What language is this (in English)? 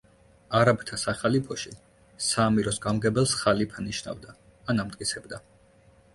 Georgian